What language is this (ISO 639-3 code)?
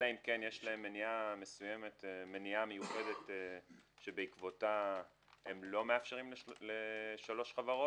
heb